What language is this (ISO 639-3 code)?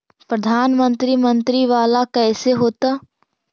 mag